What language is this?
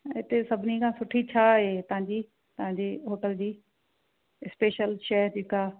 Sindhi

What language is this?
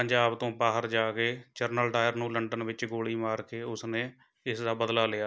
Punjabi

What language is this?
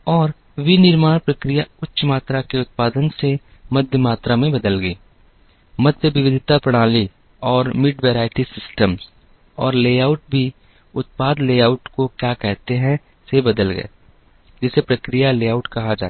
Hindi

